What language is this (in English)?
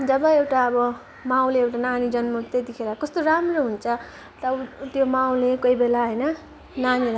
Nepali